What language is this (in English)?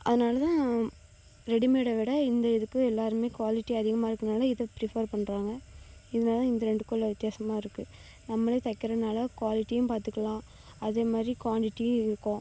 Tamil